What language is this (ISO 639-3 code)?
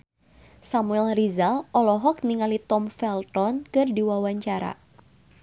sun